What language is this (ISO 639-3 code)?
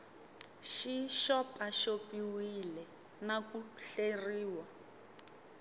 tso